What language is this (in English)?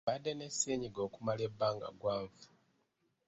Ganda